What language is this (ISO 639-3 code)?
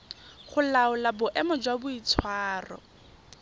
tsn